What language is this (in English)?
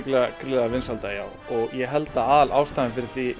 Icelandic